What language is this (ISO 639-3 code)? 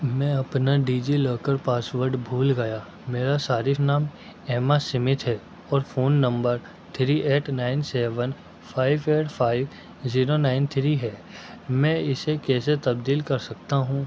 urd